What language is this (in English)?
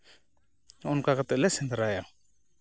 Santali